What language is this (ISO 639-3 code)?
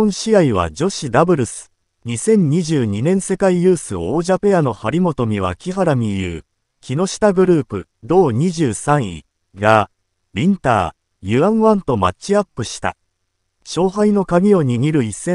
jpn